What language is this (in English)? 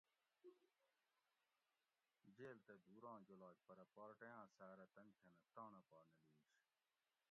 Gawri